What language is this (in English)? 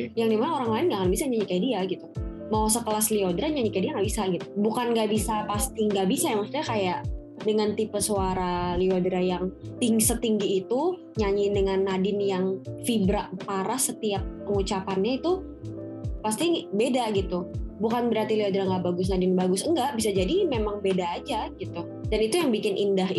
Indonesian